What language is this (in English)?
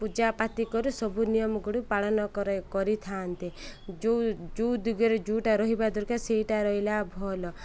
Odia